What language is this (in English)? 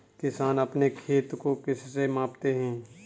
Hindi